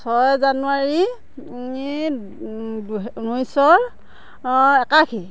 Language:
Assamese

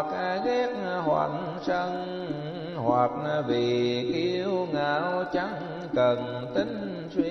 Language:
Vietnamese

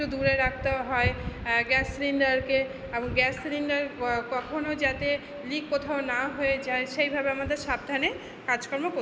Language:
Bangla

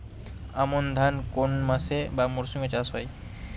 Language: Bangla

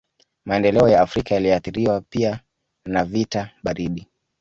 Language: Swahili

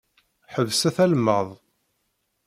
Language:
Kabyle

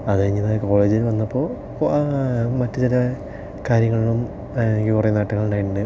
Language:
Malayalam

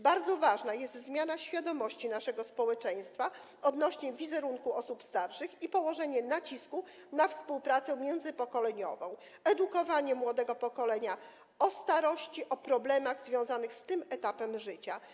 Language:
Polish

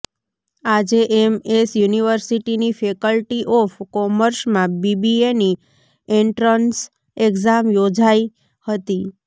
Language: Gujarati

